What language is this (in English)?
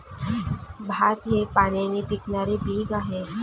Marathi